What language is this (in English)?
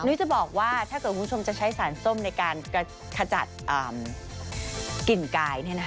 Thai